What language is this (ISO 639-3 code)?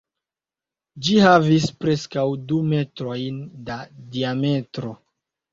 epo